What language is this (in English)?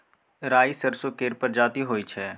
Maithili